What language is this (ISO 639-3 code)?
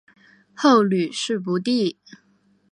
zho